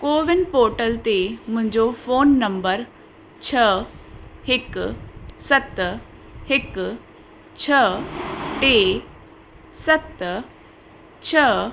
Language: Sindhi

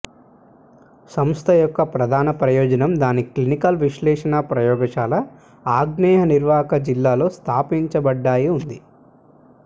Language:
Telugu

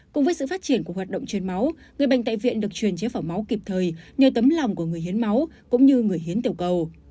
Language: Vietnamese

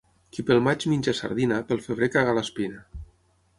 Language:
Catalan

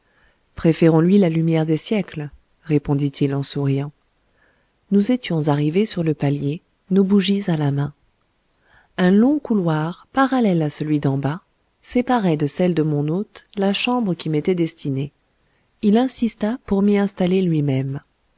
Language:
French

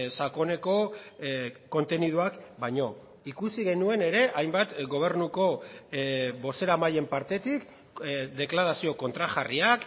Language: Basque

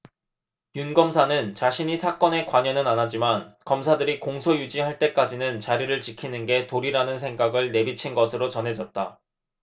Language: Korean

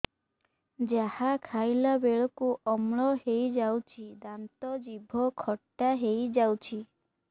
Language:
Odia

